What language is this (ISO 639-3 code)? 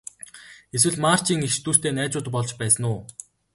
mon